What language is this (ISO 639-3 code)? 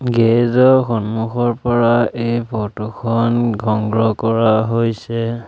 asm